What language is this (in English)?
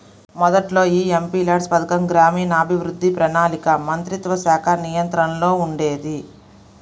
Telugu